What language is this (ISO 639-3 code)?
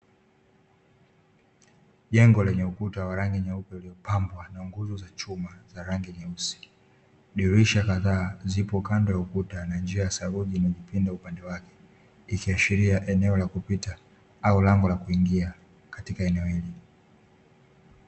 swa